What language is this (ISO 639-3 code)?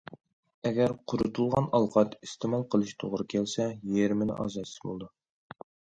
uig